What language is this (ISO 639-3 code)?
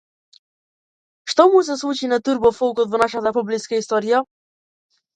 mkd